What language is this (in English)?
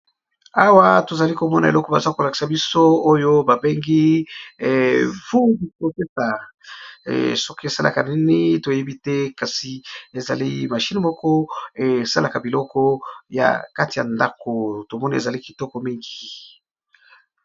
Lingala